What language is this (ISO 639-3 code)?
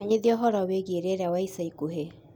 kik